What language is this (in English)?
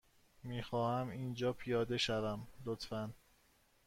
Persian